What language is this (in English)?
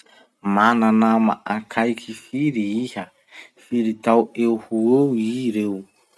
Masikoro Malagasy